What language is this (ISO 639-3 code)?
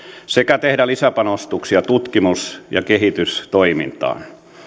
fin